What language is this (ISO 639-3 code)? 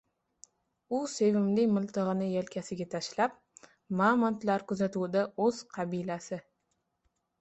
uzb